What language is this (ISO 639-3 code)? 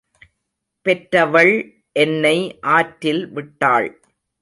tam